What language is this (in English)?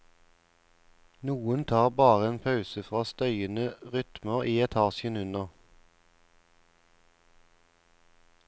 Norwegian